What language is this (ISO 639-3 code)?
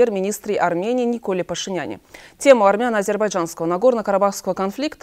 rus